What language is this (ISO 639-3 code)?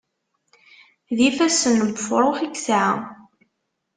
kab